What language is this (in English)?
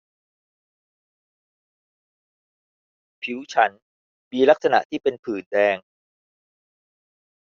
Thai